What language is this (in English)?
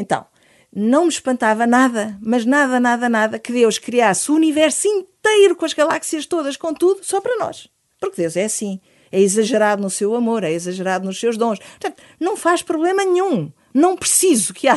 Portuguese